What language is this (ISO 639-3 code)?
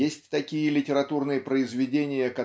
rus